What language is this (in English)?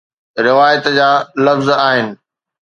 Sindhi